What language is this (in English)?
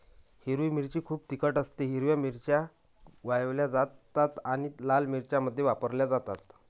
Marathi